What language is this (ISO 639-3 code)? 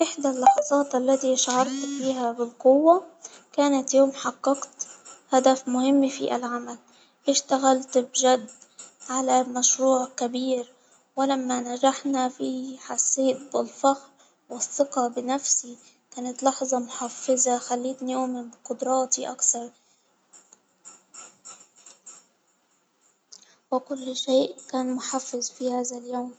acw